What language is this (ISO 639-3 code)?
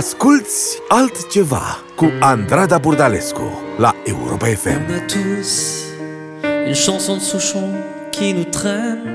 ron